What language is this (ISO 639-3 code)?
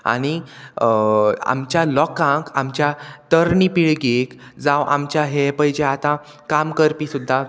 kok